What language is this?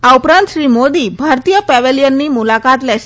Gujarati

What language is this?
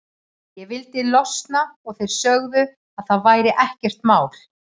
Icelandic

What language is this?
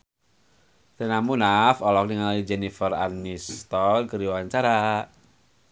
Sundanese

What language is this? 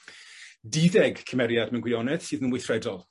Welsh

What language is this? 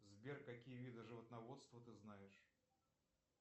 Russian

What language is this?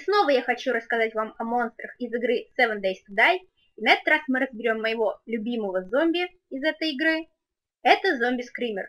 Russian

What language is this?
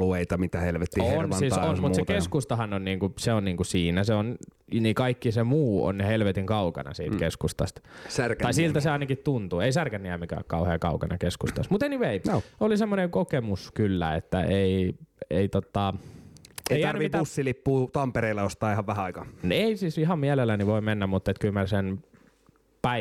Finnish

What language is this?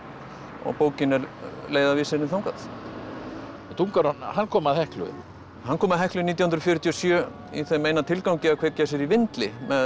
Icelandic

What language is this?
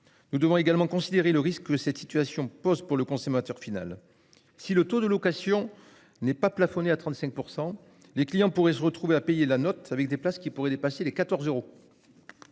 French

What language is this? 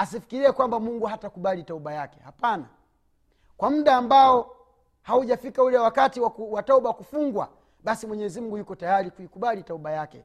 Swahili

